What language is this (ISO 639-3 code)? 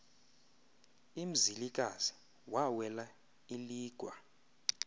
xho